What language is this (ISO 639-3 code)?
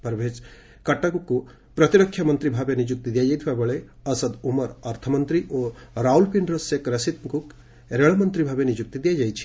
ori